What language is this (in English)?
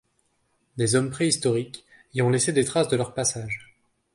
French